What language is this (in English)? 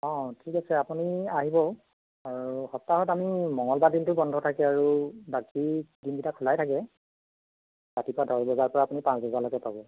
Assamese